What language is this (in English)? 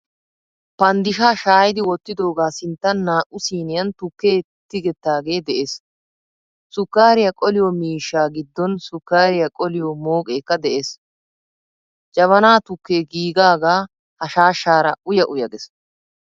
Wolaytta